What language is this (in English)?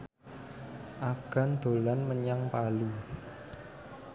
Javanese